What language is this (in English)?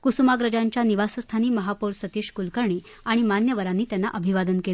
Marathi